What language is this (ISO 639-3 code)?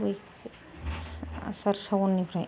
brx